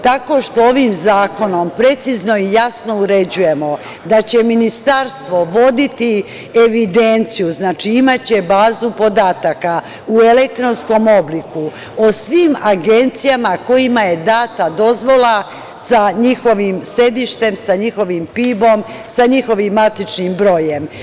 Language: Serbian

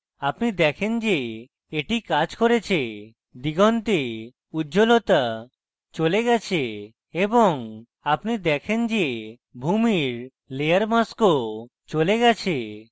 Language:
Bangla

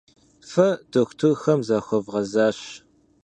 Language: Kabardian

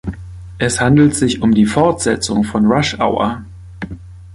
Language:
German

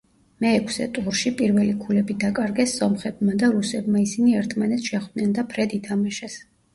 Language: Georgian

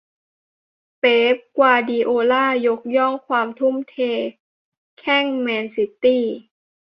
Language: Thai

